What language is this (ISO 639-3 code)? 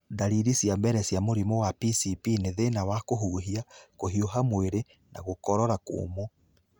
kik